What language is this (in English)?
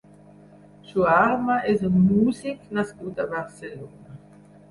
Catalan